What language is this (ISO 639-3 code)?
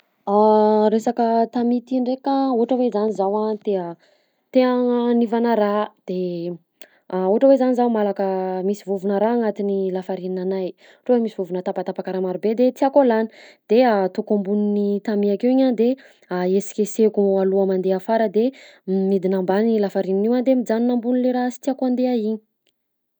bzc